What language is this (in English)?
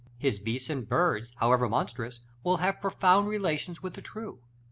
English